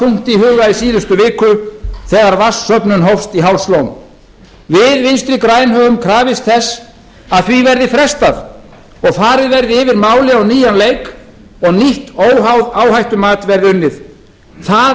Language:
Icelandic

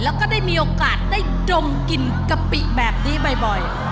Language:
Thai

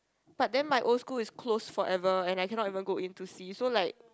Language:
English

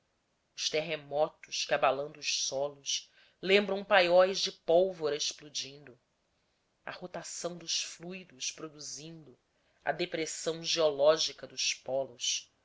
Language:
Portuguese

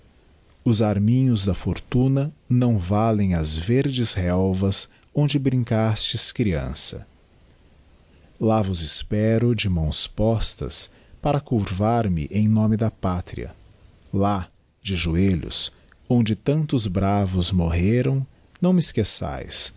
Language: Portuguese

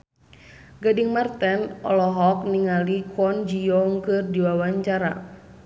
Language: Sundanese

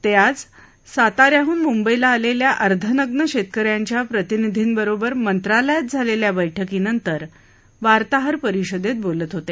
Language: Marathi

